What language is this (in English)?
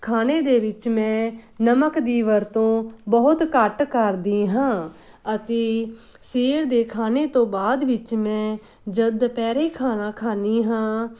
Punjabi